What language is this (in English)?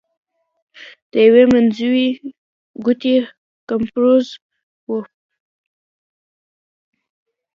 Pashto